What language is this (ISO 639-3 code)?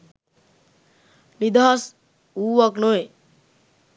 sin